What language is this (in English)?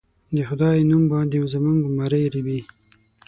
Pashto